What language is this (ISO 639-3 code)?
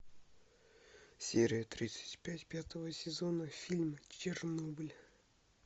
rus